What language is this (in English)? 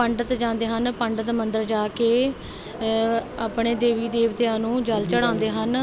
Punjabi